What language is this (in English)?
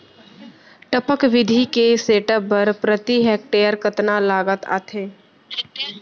Chhattisgarhi